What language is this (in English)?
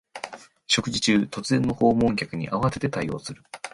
Japanese